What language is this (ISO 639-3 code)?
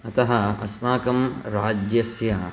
san